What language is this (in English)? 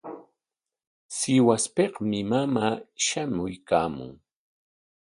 Corongo Ancash Quechua